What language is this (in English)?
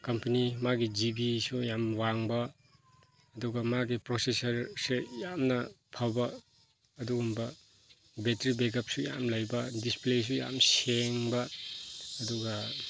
Manipuri